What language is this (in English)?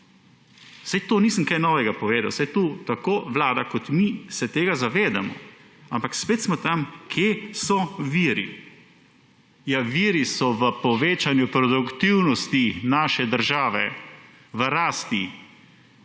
Slovenian